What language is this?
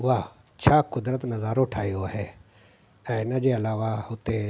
Sindhi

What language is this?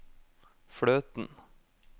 Norwegian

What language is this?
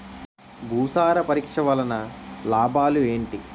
Telugu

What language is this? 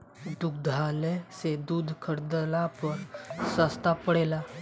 Bhojpuri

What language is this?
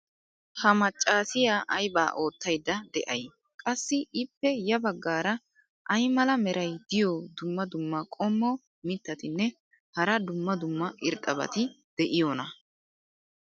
Wolaytta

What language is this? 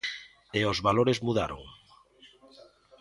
Galician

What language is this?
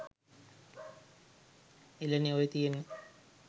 Sinhala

